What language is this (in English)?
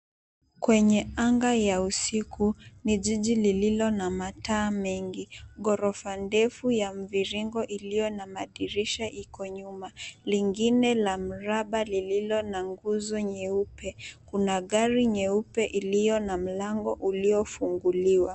Swahili